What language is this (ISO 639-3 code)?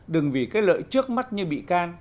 vie